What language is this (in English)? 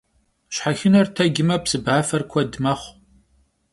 Kabardian